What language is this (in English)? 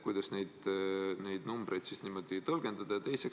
Estonian